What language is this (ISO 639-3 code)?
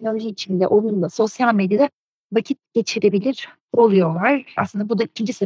tur